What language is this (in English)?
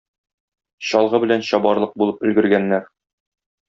Tatar